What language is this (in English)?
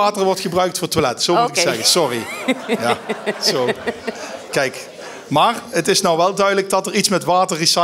Dutch